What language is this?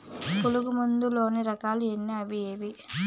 Telugu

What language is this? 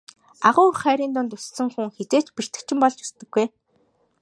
Mongolian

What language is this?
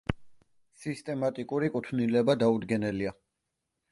Georgian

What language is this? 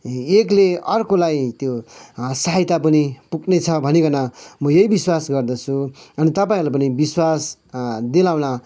Nepali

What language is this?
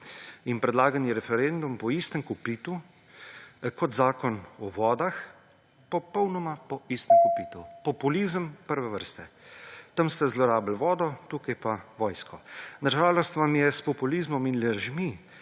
Slovenian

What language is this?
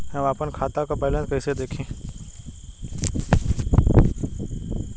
Bhojpuri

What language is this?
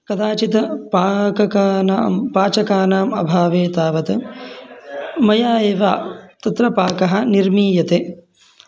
Sanskrit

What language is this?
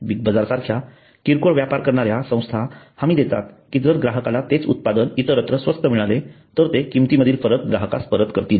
Marathi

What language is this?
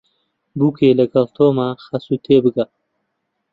Central Kurdish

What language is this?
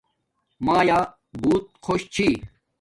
Domaaki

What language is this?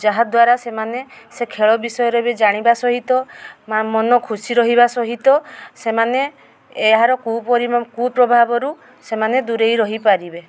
Odia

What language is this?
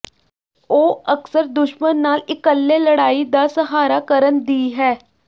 Punjabi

